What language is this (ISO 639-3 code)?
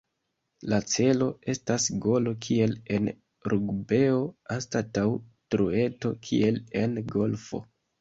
epo